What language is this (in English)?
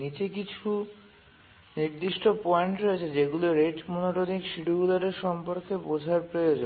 Bangla